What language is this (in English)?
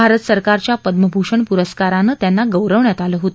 Marathi